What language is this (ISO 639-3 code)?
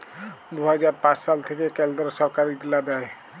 ben